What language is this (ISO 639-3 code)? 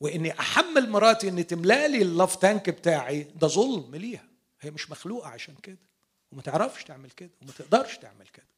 ara